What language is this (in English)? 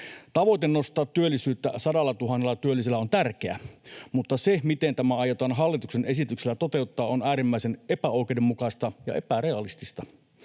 Finnish